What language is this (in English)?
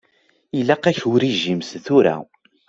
Kabyle